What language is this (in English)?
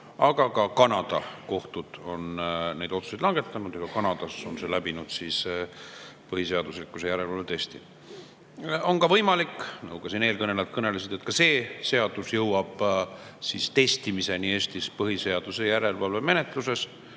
Estonian